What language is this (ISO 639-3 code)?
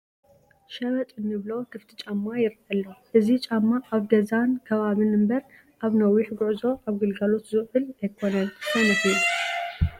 tir